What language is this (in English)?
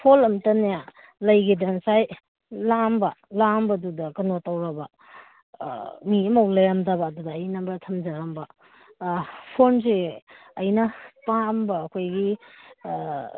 Manipuri